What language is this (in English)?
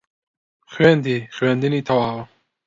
Central Kurdish